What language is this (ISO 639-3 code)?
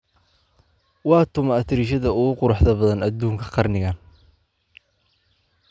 som